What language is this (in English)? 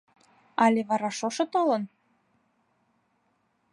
Mari